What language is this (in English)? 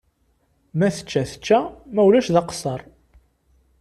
Kabyle